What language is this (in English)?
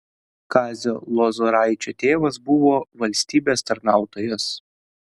Lithuanian